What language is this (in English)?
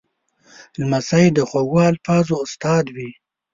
Pashto